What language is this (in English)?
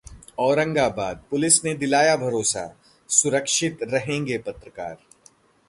Hindi